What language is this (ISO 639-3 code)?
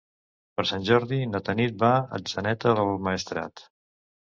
cat